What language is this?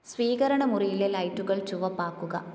Malayalam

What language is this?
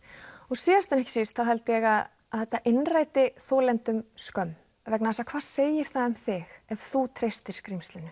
Icelandic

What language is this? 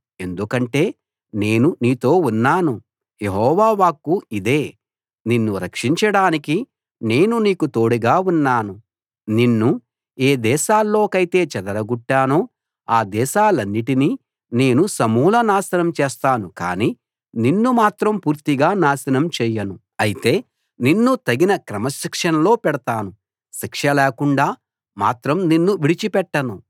Telugu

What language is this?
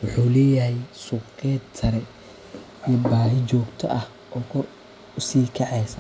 Somali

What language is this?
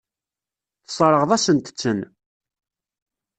Kabyle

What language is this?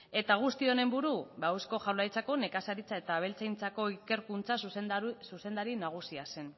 Basque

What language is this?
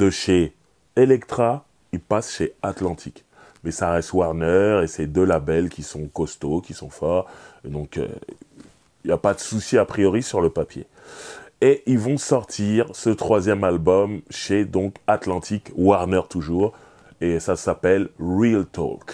French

